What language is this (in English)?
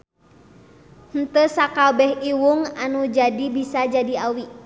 Sundanese